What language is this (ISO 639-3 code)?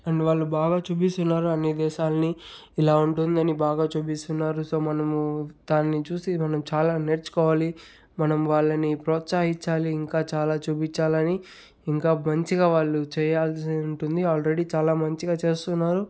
tel